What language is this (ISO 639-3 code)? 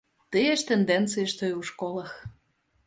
bel